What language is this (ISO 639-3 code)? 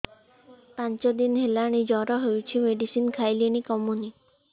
ori